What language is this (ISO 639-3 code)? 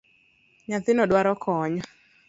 luo